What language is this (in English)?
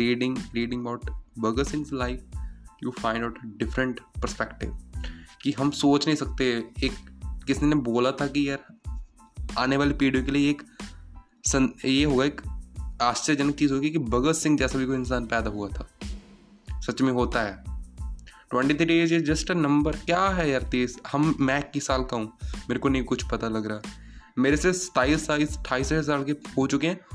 Hindi